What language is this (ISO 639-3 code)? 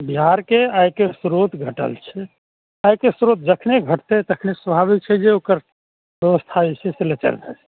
mai